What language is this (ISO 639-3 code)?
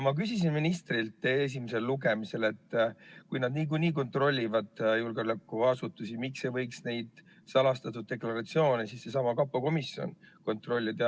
est